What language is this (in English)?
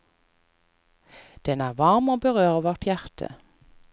Norwegian